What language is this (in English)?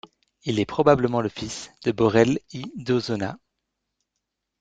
French